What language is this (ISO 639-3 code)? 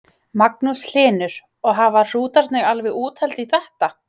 isl